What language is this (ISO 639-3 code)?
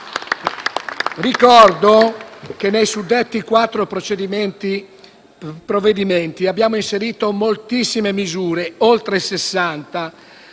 ita